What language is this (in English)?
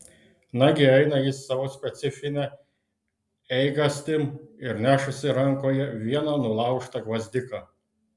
Lithuanian